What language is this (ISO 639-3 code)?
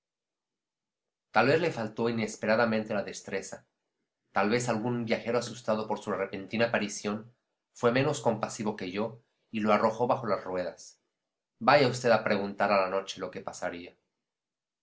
spa